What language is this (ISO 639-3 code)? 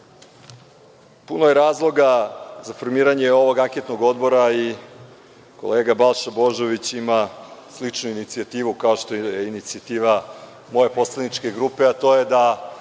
srp